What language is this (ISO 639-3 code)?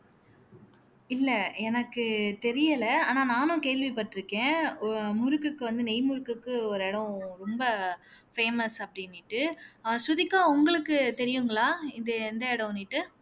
tam